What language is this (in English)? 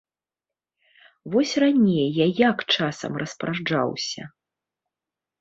Belarusian